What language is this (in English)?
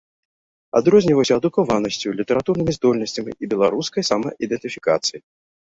Belarusian